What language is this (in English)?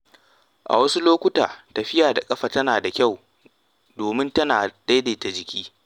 Hausa